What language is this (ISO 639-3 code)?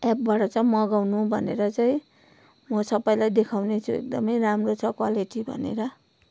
nep